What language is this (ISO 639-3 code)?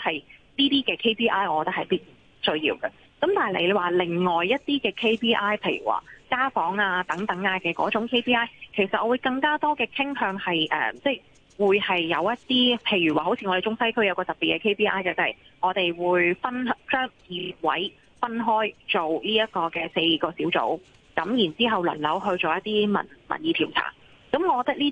zho